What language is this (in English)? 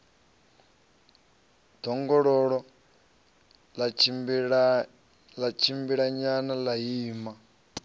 Venda